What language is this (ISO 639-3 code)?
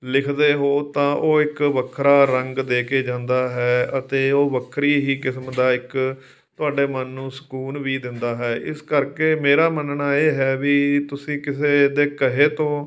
pan